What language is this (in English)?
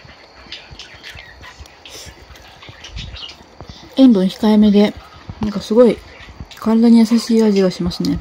Japanese